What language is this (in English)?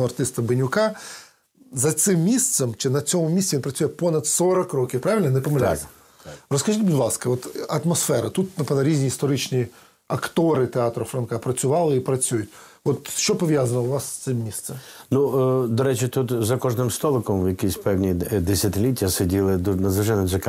Ukrainian